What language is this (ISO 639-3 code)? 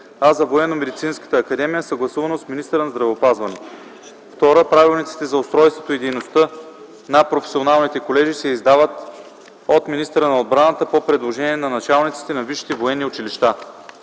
bul